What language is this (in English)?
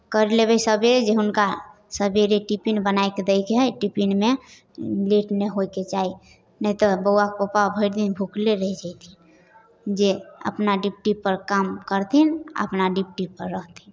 Maithili